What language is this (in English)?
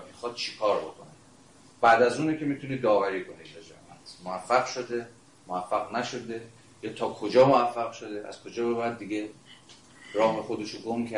Persian